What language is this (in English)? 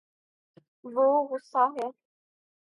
Urdu